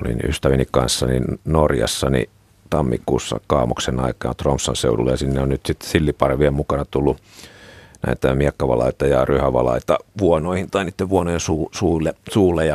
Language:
Finnish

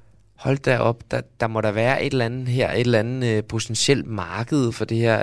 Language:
Danish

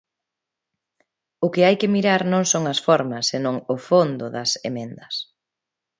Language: Galician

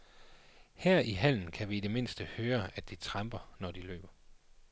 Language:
Danish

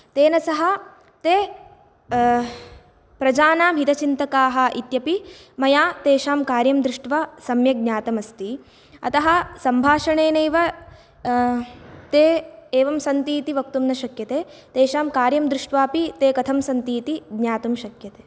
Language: Sanskrit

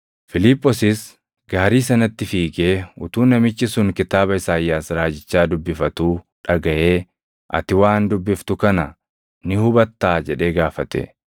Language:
Oromo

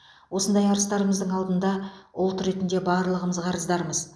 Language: Kazakh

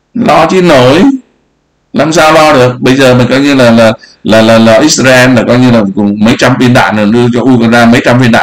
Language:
Vietnamese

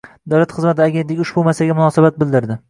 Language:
Uzbek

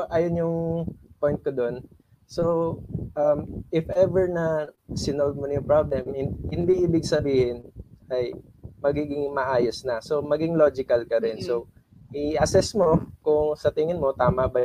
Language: Filipino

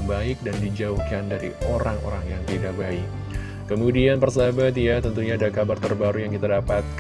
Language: Indonesian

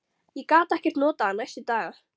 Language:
Icelandic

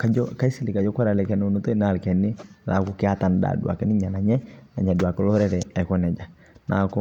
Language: Masai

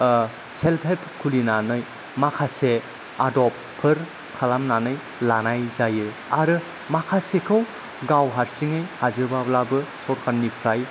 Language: Bodo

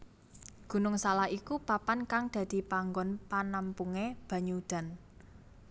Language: Javanese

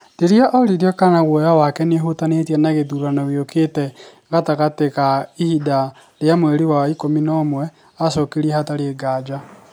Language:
Kikuyu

